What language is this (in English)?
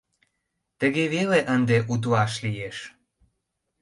Mari